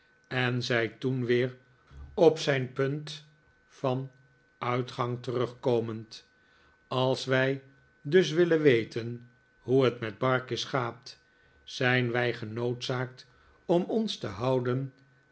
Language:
Dutch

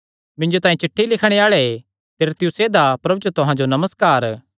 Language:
Kangri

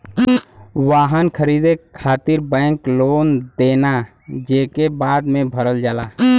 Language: Bhojpuri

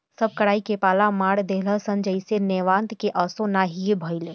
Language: Bhojpuri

